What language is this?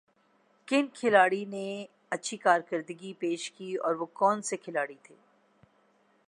Urdu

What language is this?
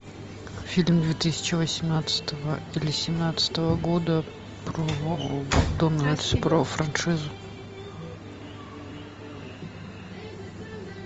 Russian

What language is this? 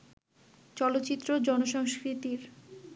Bangla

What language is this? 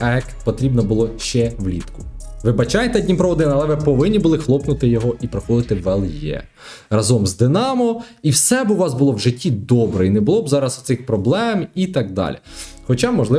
Ukrainian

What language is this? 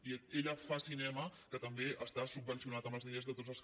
Catalan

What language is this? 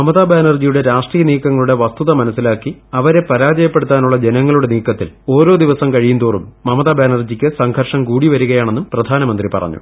Malayalam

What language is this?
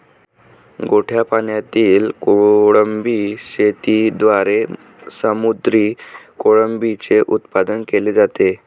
Marathi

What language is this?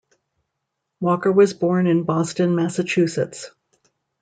English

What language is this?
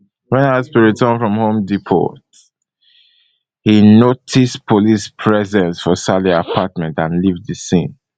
Nigerian Pidgin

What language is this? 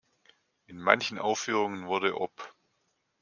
German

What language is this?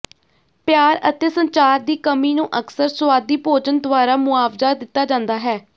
Punjabi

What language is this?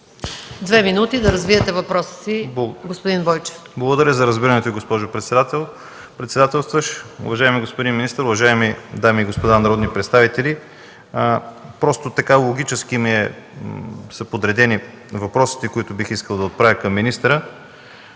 Bulgarian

